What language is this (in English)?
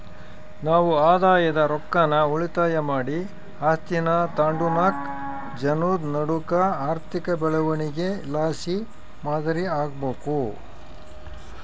Kannada